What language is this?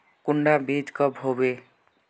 Magahi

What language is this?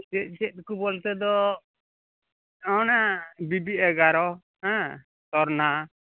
Santali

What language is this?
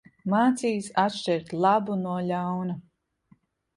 Latvian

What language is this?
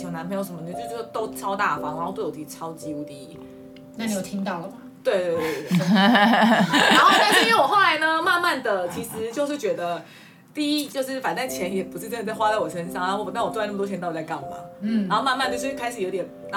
Chinese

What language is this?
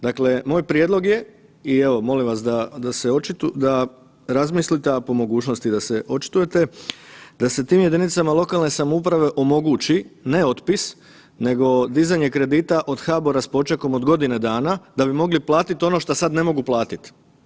Croatian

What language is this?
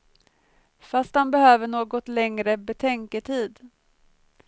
Swedish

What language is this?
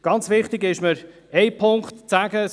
Swiss German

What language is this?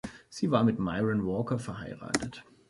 German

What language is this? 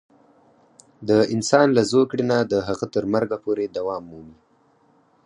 Pashto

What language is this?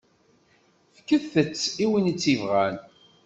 Kabyle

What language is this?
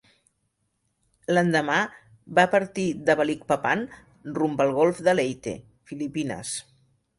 Catalan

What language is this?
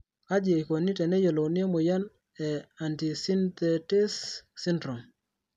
Masai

